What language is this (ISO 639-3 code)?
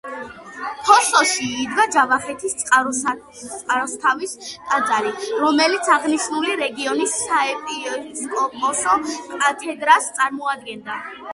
kat